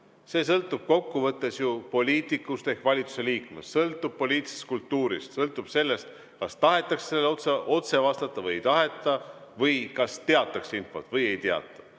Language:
Estonian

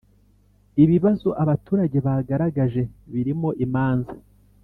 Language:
Kinyarwanda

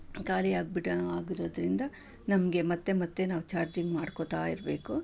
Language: Kannada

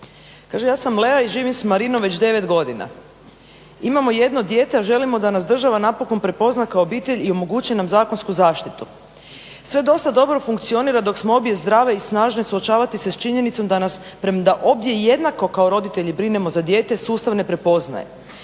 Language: Croatian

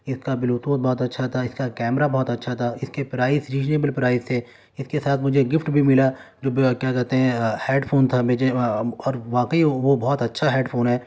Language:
Urdu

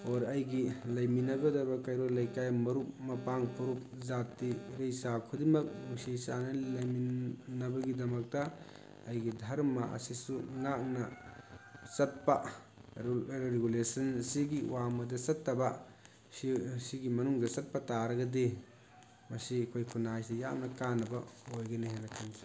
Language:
Manipuri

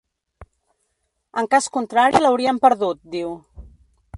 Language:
Catalan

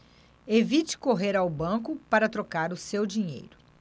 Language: Portuguese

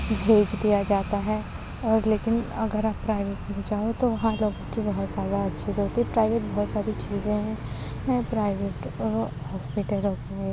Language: Urdu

